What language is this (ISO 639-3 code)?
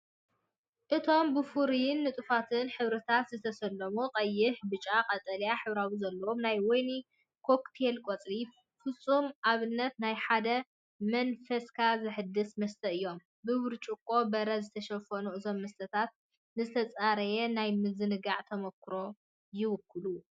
tir